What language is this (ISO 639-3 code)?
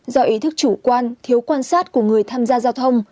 vie